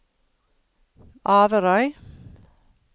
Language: Norwegian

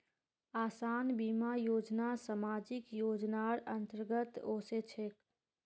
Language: Magahi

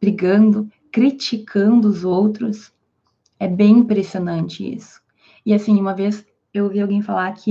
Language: Portuguese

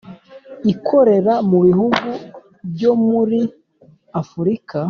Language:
Kinyarwanda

